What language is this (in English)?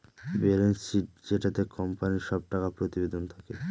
Bangla